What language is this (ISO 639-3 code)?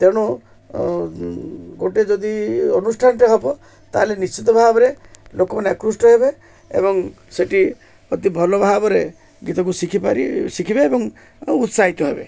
ori